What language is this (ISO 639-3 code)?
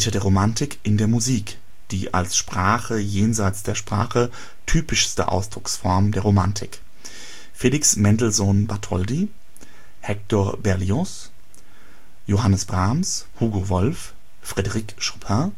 deu